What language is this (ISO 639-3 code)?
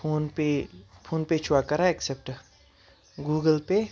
kas